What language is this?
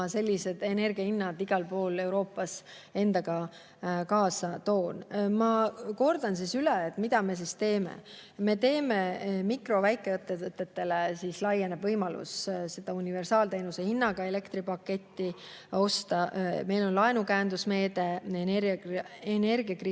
Estonian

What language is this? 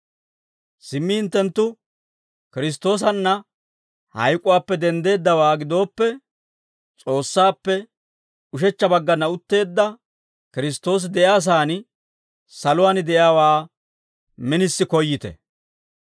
Dawro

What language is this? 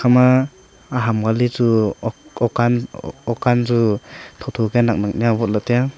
Wancho Naga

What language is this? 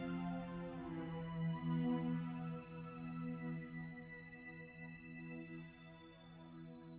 Indonesian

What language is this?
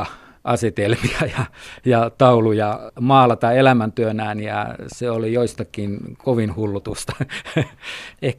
Finnish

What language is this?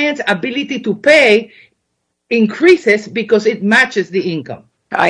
English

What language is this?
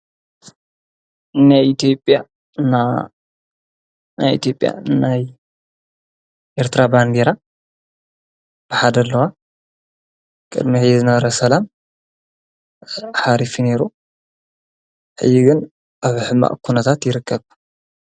Tigrinya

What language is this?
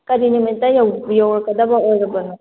Manipuri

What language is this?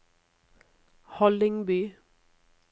Norwegian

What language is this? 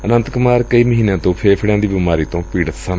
Punjabi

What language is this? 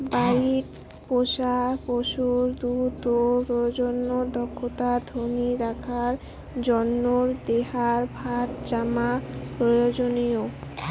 Bangla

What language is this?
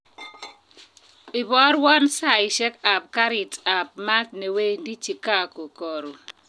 Kalenjin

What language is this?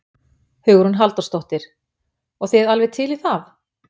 Icelandic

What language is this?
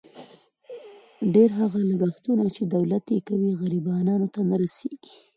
Pashto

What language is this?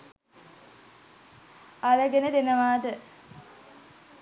Sinhala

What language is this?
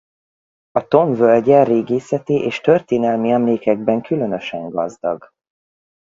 Hungarian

